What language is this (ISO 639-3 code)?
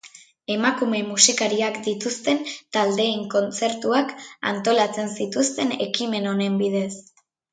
eus